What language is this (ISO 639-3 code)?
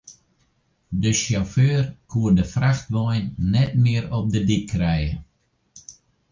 fry